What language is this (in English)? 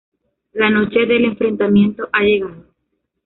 Spanish